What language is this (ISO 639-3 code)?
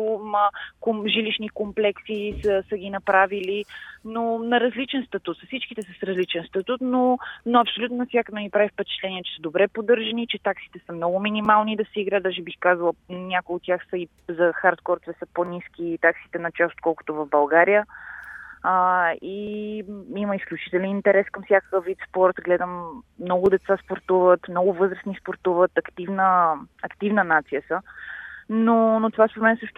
bul